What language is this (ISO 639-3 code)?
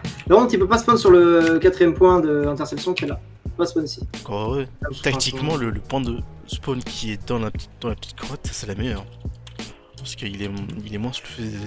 fra